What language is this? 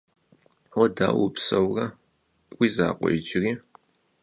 Kabardian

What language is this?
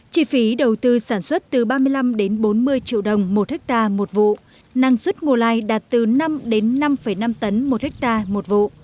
Vietnamese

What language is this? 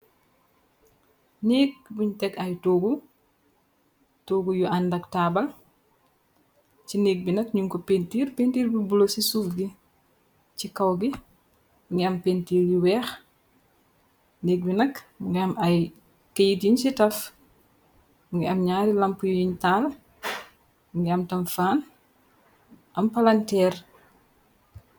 Wolof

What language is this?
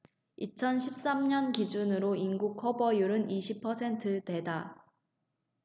Korean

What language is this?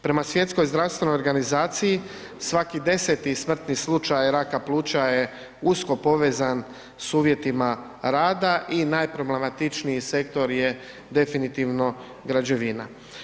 Croatian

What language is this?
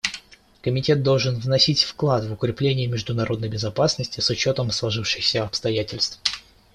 Russian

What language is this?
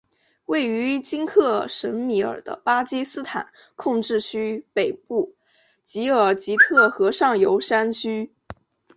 Chinese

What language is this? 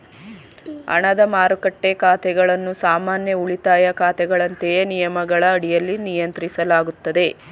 Kannada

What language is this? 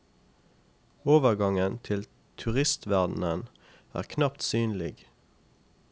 Norwegian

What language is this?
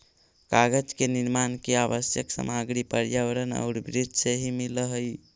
Magahi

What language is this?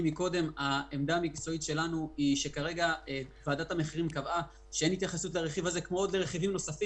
Hebrew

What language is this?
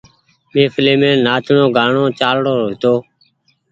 Goaria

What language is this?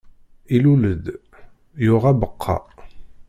Kabyle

